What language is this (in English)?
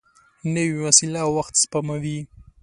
Pashto